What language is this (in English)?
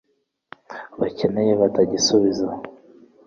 Kinyarwanda